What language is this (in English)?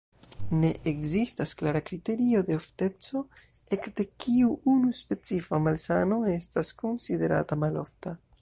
Esperanto